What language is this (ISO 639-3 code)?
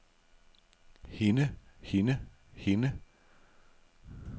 dan